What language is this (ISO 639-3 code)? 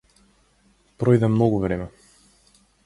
mkd